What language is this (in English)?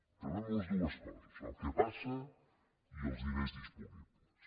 Catalan